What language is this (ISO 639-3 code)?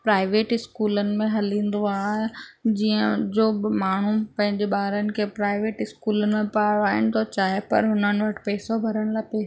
snd